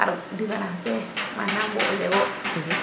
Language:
Serer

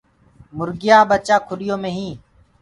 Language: Gurgula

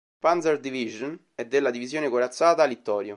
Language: Italian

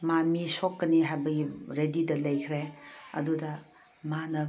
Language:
Manipuri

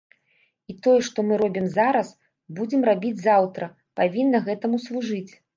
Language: Belarusian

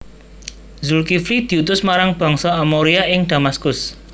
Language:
Javanese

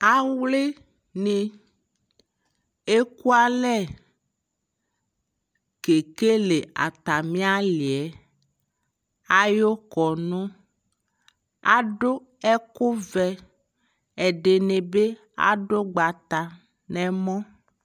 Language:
Ikposo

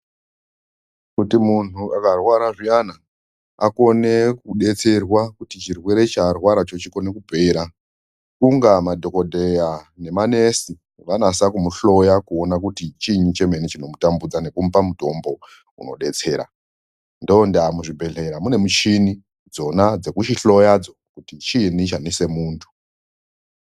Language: Ndau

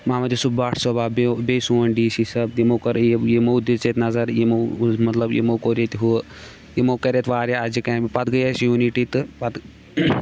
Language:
Kashmiri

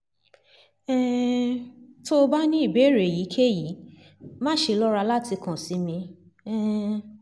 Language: Yoruba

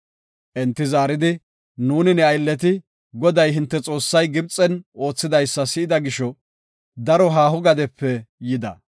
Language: Gofa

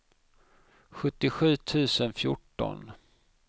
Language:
Swedish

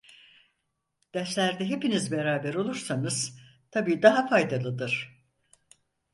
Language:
Turkish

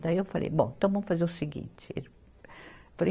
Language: Portuguese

